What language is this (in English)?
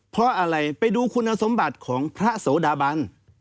Thai